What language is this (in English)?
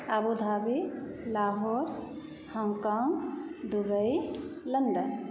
Maithili